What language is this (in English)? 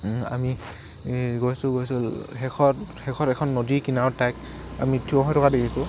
Assamese